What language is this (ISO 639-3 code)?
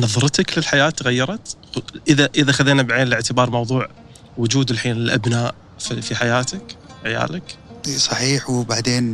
ara